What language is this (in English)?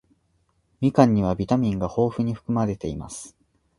Japanese